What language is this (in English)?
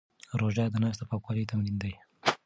Pashto